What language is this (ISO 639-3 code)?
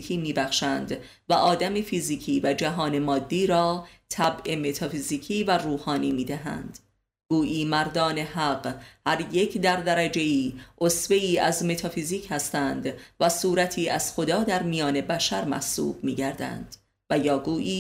fas